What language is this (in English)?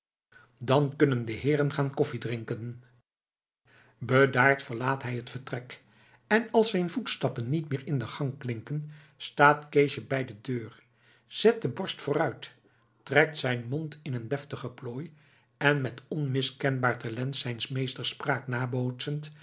Dutch